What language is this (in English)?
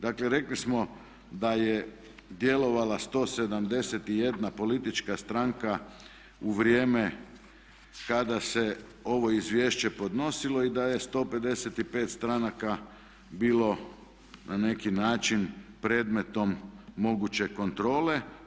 Croatian